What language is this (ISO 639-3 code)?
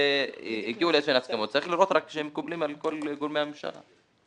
heb